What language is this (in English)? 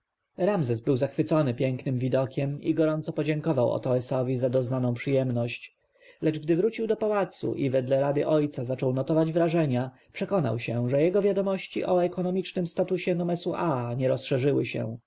Polish